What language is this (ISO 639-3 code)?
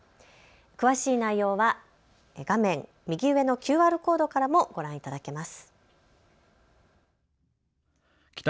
jpn